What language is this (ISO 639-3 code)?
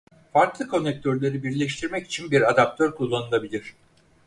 tur